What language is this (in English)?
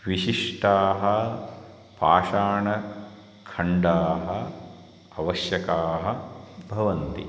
Sanskrit